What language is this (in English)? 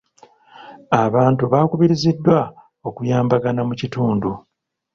Ganda